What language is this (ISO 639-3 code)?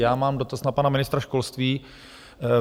ces